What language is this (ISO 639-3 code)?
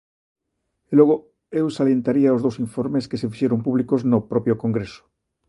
glg